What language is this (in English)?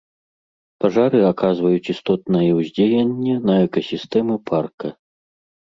Belarusian